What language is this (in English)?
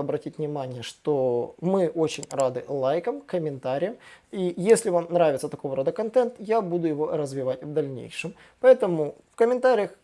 Russian